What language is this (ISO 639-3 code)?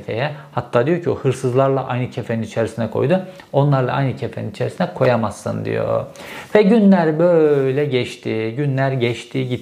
tur